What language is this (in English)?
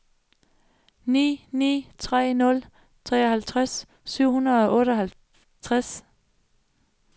Danish